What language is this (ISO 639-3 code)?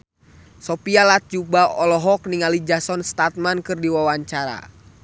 sun